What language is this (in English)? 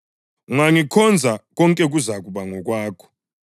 North Ndebele